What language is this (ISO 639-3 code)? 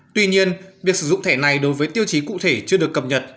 vie